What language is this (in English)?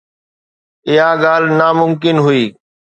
Sindhi